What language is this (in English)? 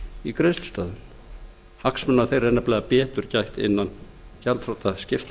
Icelandic